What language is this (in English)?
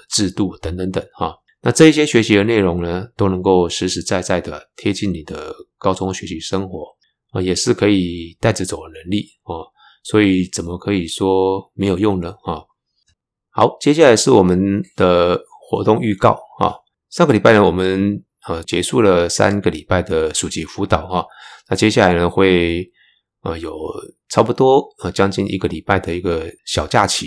Chinese